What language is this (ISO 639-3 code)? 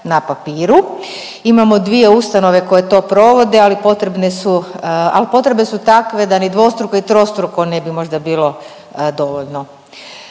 hrv